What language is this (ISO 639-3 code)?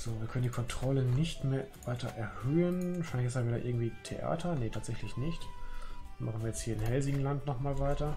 deu